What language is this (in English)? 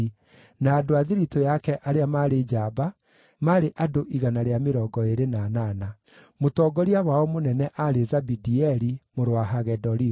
Kikuyu